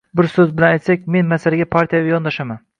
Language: Uzbek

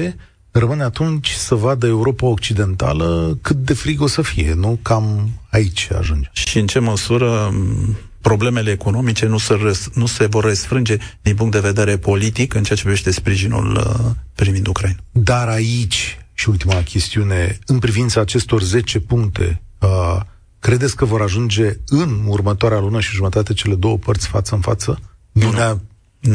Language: Romanian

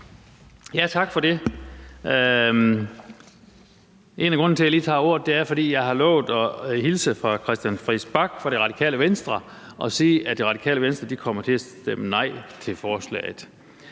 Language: Danish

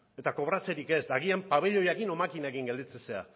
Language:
Basque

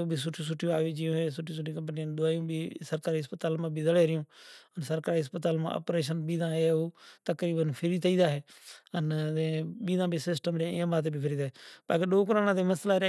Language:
Kachi Koli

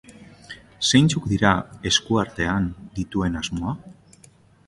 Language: Basque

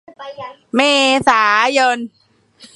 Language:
Thai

